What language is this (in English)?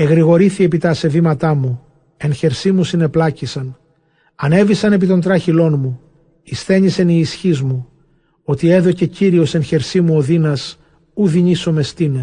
Greek